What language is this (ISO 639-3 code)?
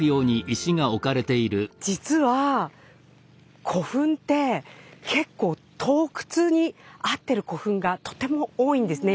jpn